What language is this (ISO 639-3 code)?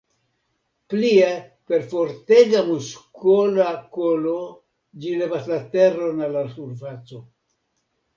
epo